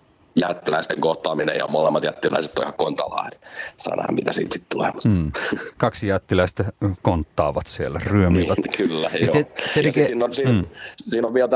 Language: Finnish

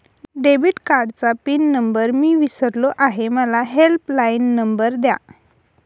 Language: Marathi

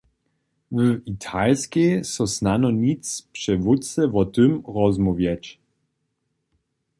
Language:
Upper Sorbian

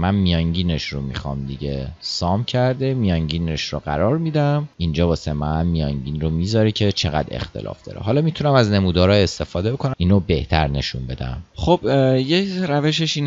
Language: Persian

